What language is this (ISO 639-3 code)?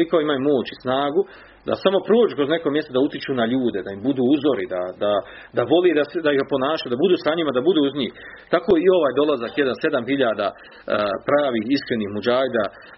hrv